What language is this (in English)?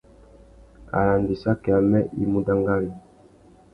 Tuki